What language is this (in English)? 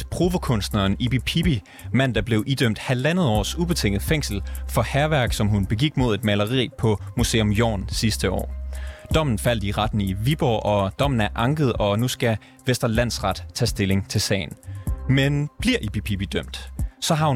Danish